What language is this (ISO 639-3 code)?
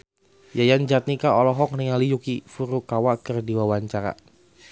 sun